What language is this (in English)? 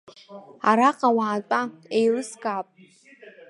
Abkhazian